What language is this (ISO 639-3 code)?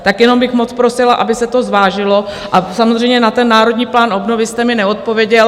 ces